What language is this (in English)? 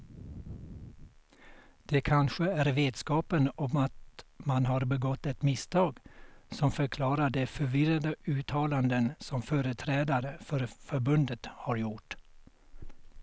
Swedish